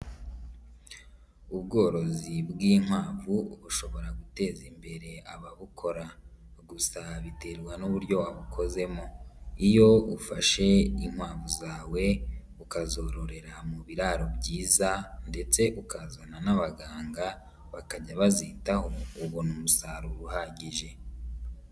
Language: Kinyarwanda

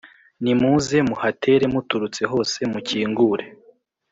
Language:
Kinyarwanda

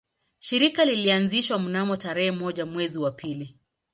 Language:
Swahili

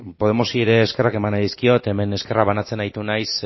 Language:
Basque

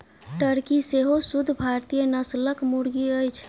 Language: Maithili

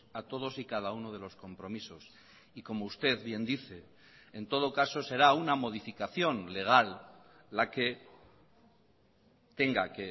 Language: Spanish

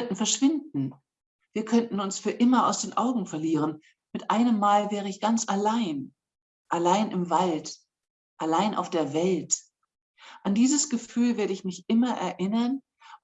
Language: German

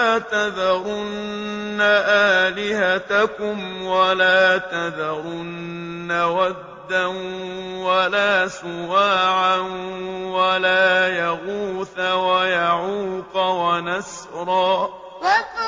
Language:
Arabic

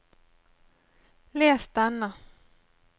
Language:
Norwegian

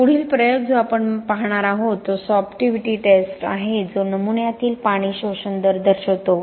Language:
Marathi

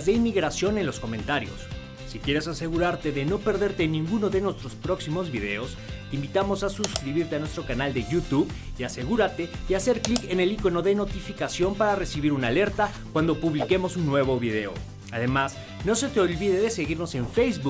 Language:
Spanish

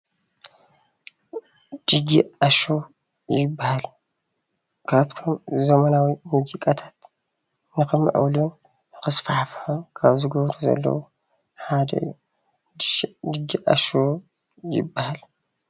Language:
Tigrinya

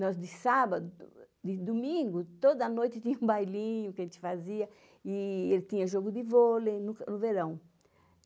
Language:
Portuguese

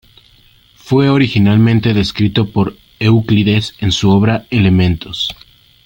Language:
Spanish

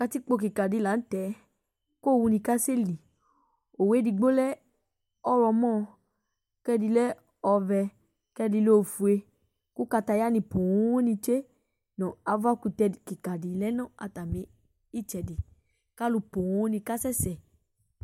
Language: Ikposo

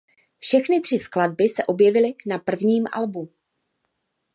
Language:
Czech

